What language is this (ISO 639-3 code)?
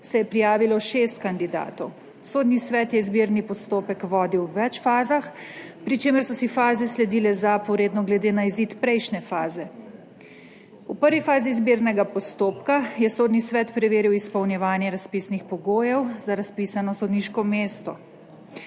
slv